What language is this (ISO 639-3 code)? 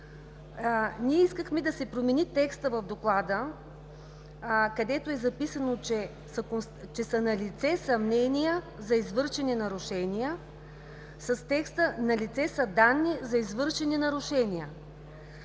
bul